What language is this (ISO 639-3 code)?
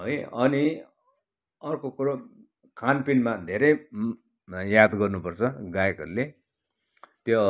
nep